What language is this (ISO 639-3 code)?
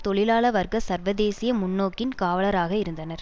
tam